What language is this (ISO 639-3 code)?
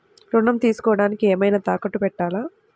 tel